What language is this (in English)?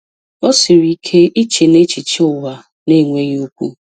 Igbo